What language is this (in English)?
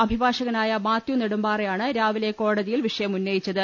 Malayalam